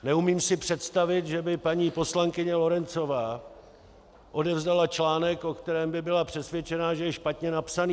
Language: Czech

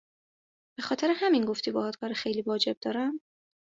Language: Persian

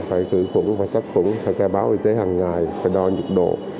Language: Vietnamese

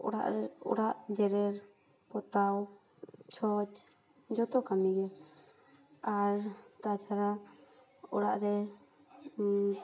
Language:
Santali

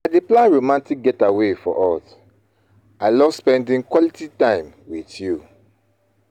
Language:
Nigerian Pidgin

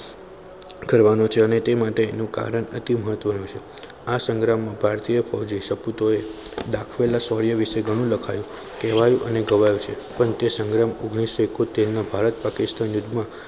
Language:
Gujarati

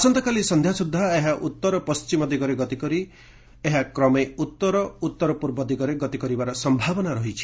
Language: Odia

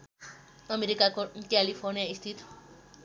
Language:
Nepali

